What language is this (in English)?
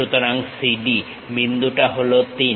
Bangla